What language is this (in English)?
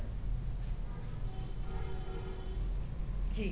Punjabi